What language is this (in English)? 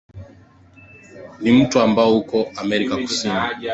Swahili